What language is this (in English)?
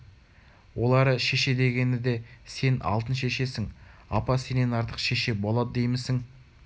Kazakh